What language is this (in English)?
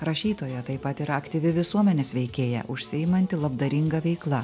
Lithuanian